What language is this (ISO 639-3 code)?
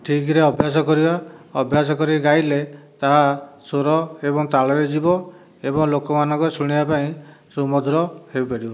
ori